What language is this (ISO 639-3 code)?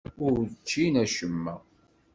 kab